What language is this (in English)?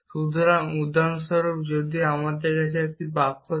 Bangla